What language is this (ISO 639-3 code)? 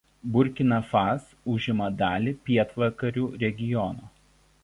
lit